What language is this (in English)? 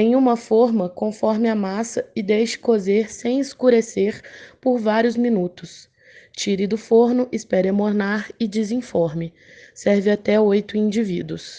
Portuguese